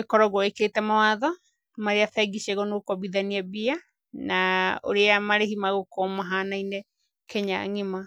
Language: Kikuyu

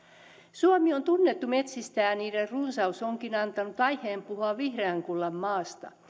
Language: Finnish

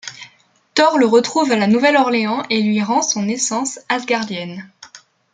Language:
French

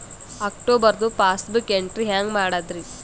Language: Kannada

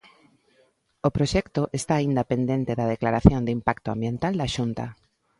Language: Galician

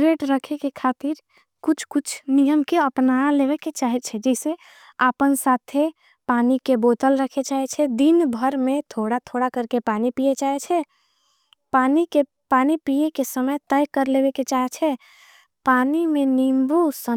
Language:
Angika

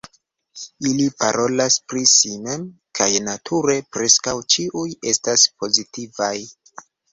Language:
Esperanto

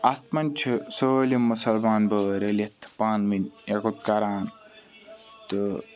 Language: Kashmiri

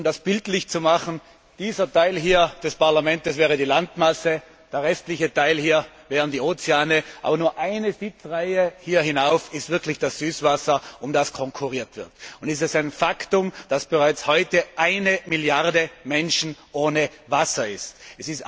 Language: German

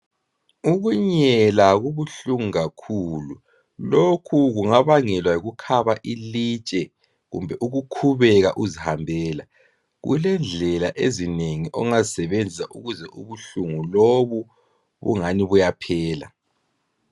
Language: North Ndebele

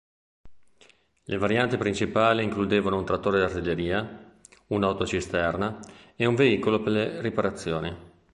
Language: Italian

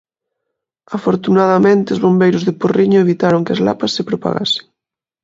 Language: Galician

